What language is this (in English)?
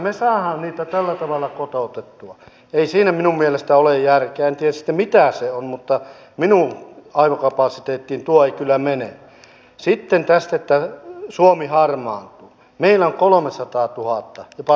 Finnish